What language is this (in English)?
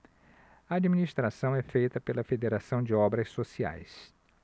Portuguese